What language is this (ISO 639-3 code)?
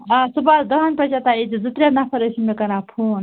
kas